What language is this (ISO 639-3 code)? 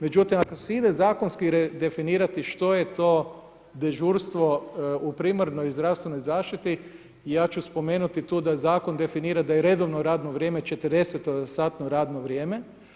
hrv